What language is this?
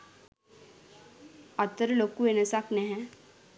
Sinhala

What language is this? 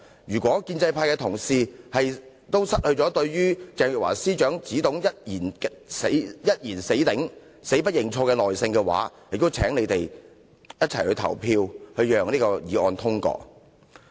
Cantonese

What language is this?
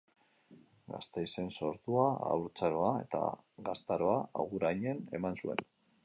Basque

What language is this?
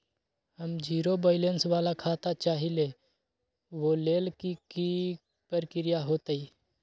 Magahi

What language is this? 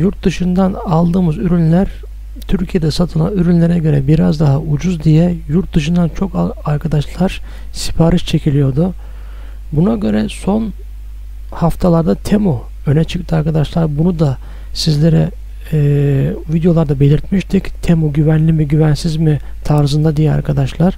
Turkish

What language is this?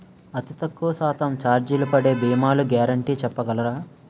Telugu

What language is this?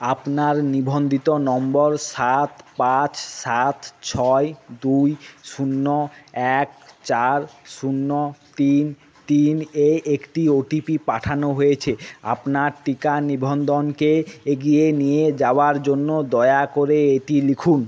Bangla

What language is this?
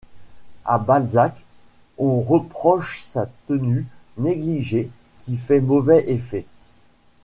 French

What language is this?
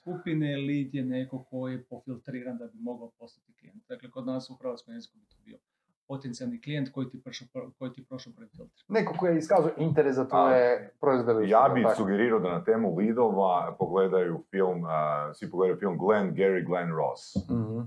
Croatian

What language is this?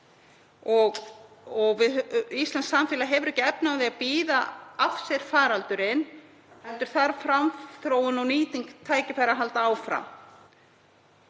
Icelandic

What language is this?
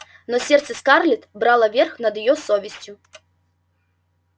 Russian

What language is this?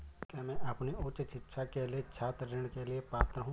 Hindi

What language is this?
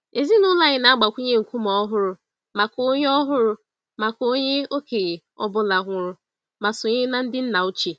Igbo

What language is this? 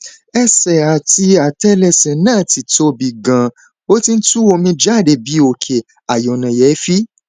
Yoruba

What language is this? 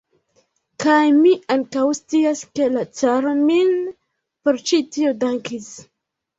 Esperanto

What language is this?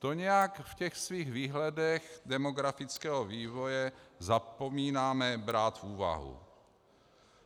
Czech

